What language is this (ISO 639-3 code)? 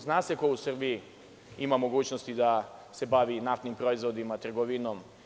srp